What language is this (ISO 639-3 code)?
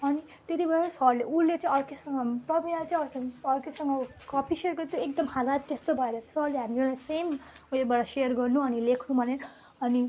nep